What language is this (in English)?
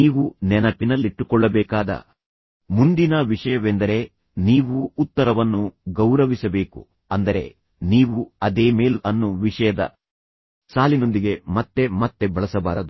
Kannada